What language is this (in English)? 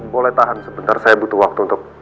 Indonesian